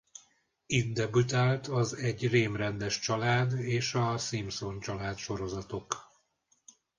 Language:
Hungarian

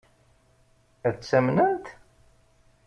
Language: Kabyle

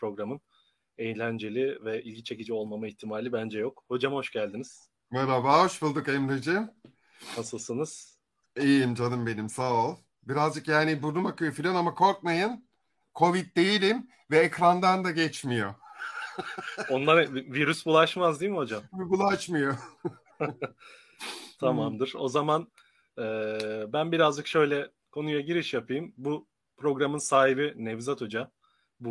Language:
Turkish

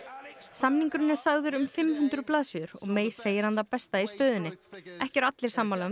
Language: Icelandic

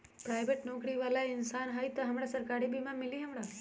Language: Magahi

